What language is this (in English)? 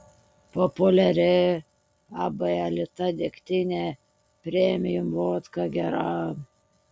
Lithuanian